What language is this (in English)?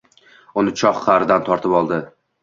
Uzbek